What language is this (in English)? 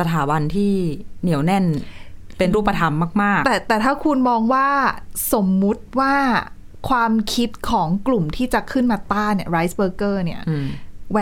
Thai